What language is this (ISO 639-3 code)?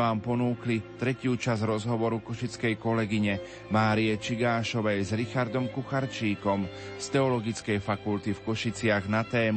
slk